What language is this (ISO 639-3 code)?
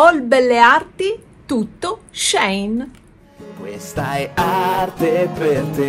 ita